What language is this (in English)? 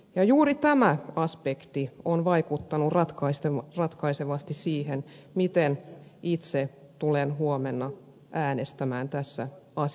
Finnish